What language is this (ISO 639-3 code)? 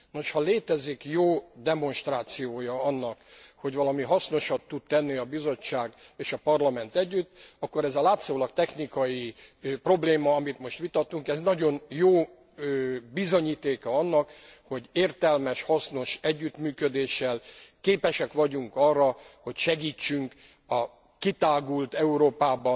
hun